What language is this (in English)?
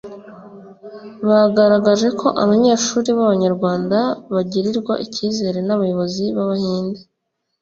Kinyarwanda